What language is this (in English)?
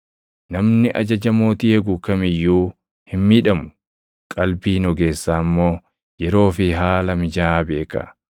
Oromo